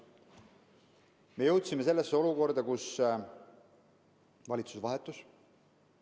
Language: Estonian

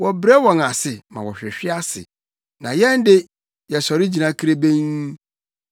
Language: Akan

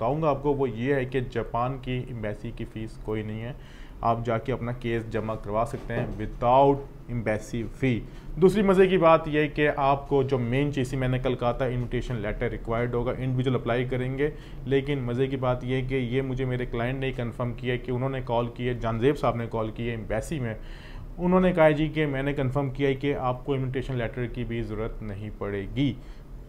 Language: Hindi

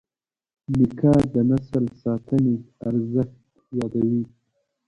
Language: Pashto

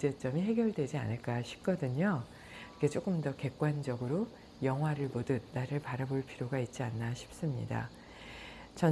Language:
Korean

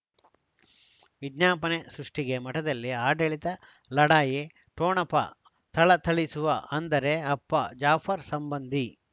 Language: Kannada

